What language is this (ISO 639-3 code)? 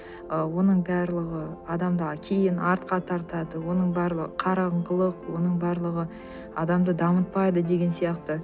kaz